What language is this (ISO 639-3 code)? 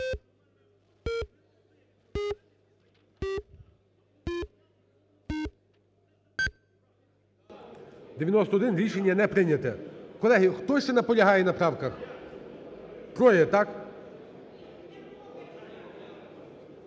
ukr